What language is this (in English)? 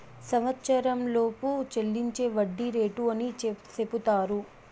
Telugu